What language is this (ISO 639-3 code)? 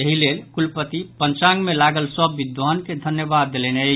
mai